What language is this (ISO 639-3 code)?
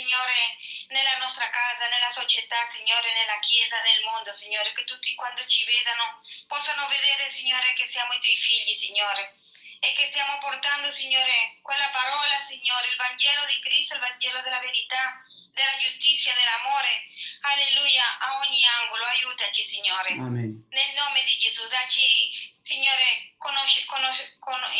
ita